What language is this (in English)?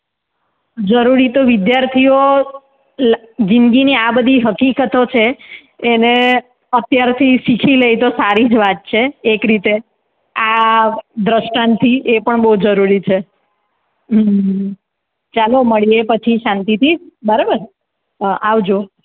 Gujarati